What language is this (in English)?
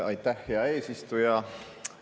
Estonian